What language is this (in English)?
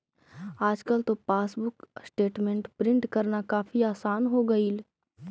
Magahi